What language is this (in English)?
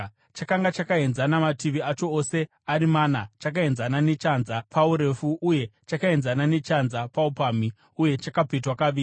Shona